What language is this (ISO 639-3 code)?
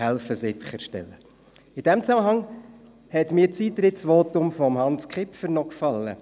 gsw